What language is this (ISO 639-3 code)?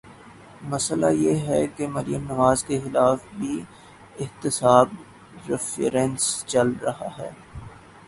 urd